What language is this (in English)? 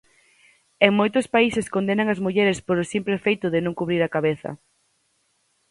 Galician